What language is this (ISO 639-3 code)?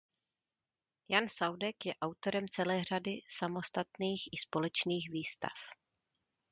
ces